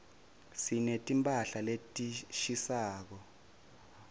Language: Swati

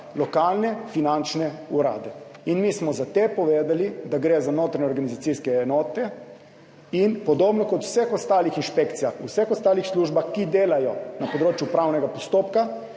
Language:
Slovenian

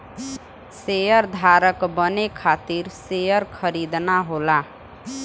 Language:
Bhojpuri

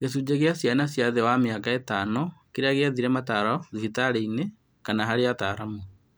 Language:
Kikuyu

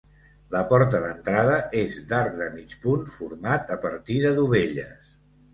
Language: Catalan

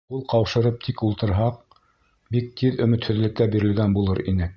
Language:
Bashkir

